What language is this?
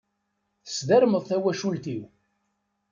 Kabyle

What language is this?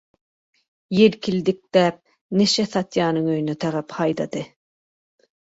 Turkmen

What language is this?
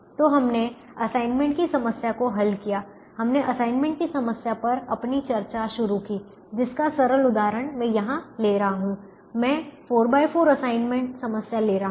Hindi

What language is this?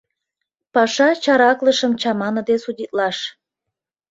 Mari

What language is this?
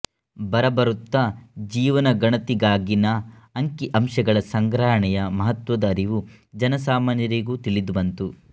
Kannada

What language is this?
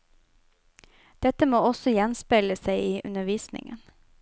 Norwegian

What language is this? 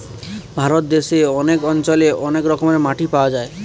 Bangla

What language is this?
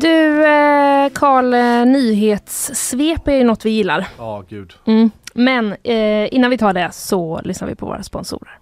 Swedish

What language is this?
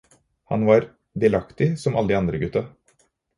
Norwegian Bokmål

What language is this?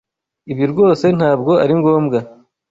Kinyarwanda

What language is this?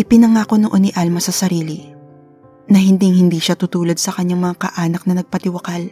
Filipino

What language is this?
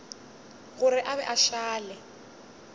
Northern Sotho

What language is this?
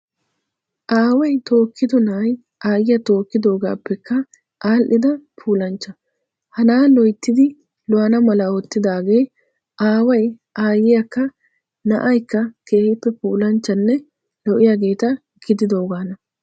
Wolaytta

